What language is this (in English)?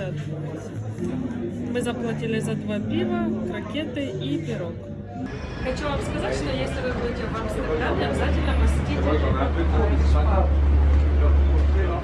Russian